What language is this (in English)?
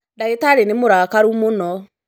Kikuyu